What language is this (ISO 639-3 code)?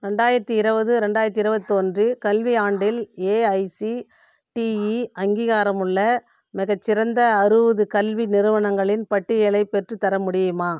tam